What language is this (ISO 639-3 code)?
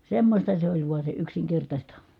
fin